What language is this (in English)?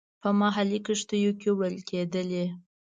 Pashto